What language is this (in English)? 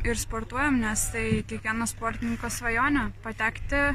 Lithuanian